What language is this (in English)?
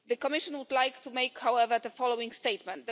English